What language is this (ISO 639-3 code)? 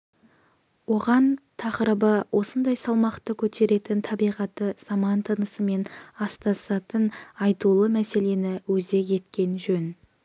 kaz